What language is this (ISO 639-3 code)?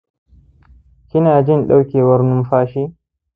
hau